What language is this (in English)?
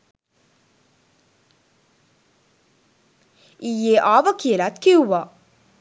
Sinhala